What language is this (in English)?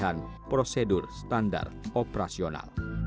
Indonesian